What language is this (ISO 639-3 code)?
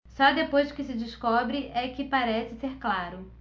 por